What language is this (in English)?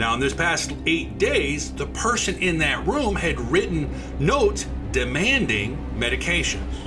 English